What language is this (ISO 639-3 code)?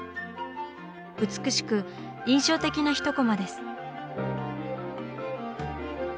jpn